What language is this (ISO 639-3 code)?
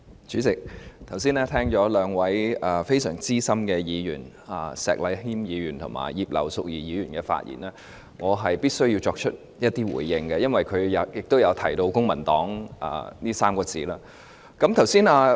yue